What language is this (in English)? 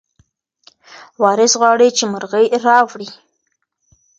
Pashto